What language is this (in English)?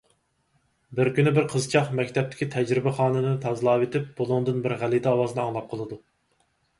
Uyghur